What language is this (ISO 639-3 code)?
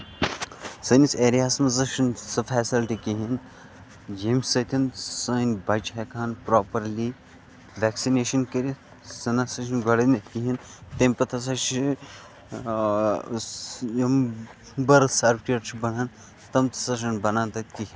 kas